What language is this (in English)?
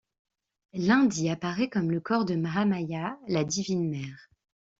French